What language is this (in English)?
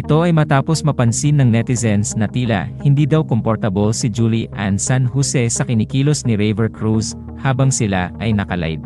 Filipino